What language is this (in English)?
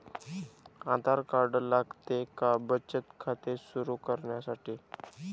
Marathi